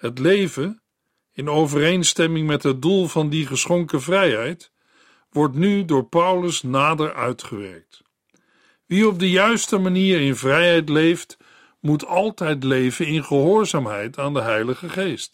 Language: Dutch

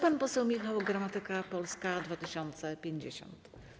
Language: Polish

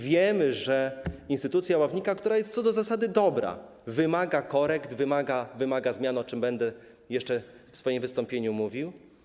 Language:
Polish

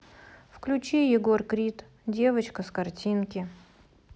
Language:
Russian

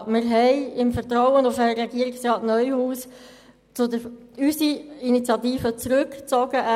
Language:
Swiss German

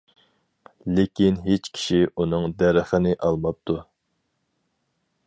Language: Uyghur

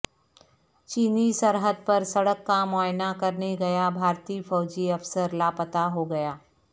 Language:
Urdu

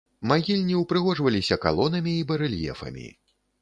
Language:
Belarusian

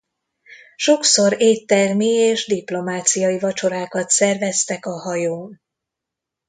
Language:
Hungarian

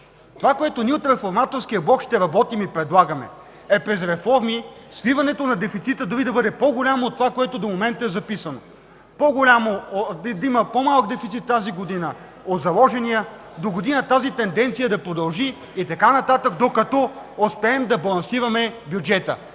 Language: Bulgarian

